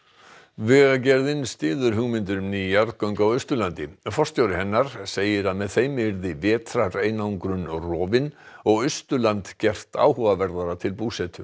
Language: Icelandic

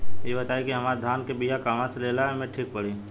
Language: Bhojpuri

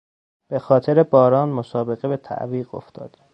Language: Persian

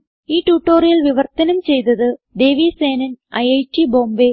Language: Malayalam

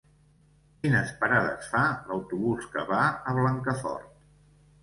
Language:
Catalan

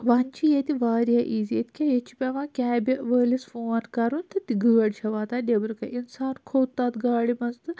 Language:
Kashmiri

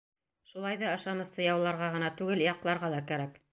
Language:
Bashkir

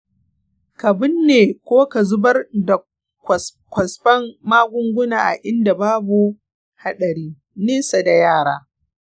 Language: Hausa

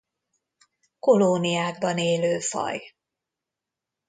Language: Hungarian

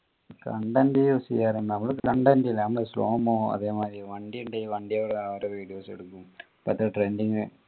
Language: Malayalam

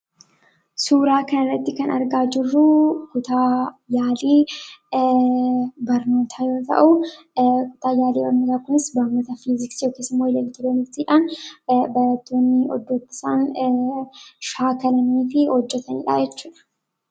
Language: Oromo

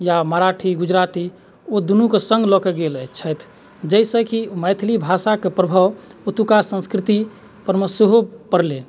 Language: Maithili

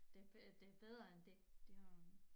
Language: Danish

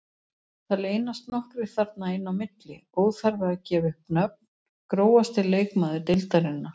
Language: Icelandic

